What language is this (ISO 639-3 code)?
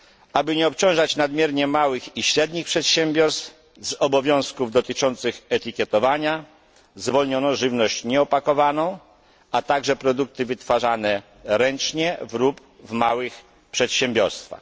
pol